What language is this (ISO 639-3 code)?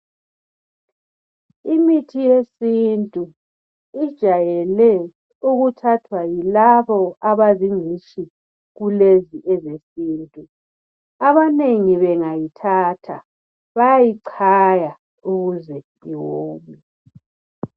nde